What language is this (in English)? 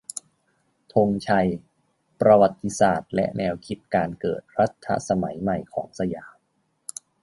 Thai